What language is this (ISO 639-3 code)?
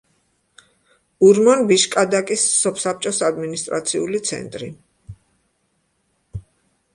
kat